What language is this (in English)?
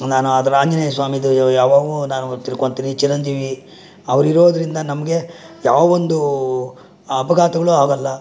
Kannada